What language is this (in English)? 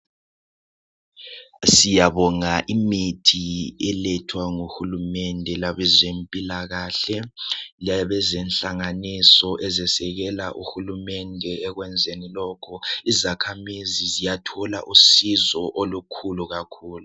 North Ndebele